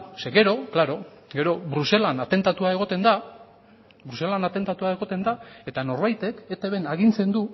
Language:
Basque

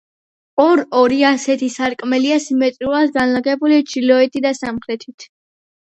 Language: Georgian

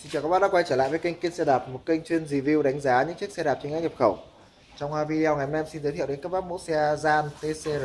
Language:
Vietnamese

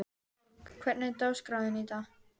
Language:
Icelandic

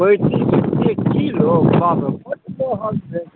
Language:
Maithili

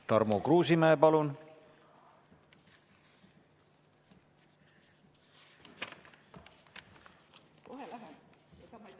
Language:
Estonian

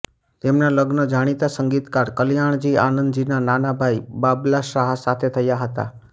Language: Gujarati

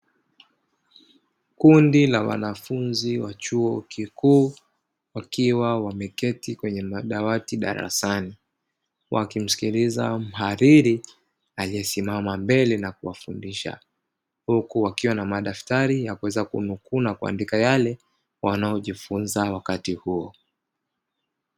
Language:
Swahili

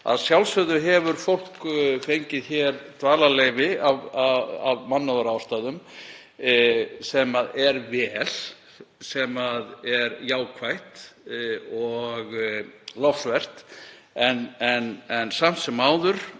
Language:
Icelandic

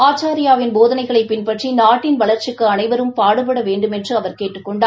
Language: Tamil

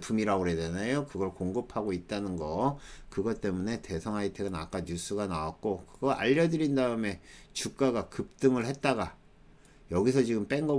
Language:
Korean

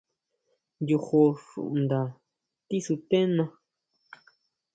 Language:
Huautla Mazatec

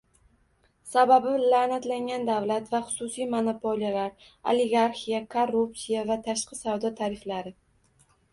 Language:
Uzbek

